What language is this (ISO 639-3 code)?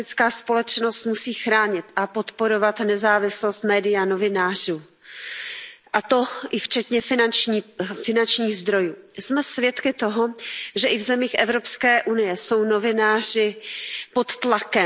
ces